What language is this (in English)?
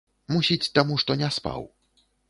Belarusian